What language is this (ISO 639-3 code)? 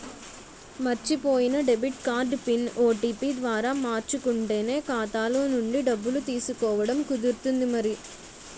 tel